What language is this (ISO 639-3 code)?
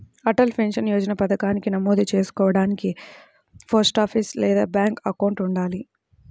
tel